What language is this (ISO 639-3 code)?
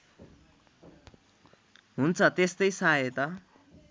nep